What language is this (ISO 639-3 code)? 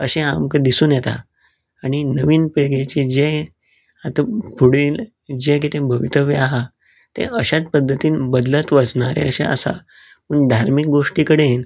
kok